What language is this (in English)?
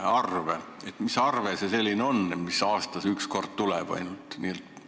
Estonian